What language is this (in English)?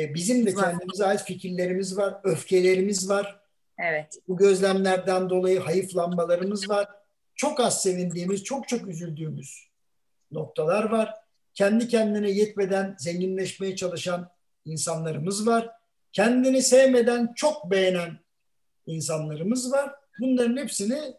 Turkish